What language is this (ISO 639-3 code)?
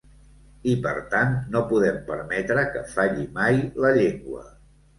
cat